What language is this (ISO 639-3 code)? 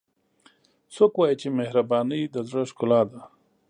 pus